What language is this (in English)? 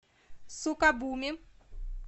Russian